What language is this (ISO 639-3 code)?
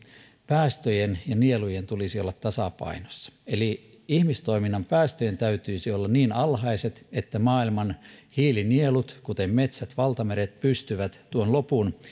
fin